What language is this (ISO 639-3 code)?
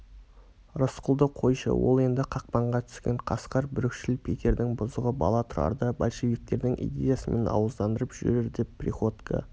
kaz